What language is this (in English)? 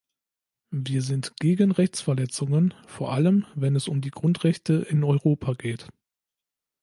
German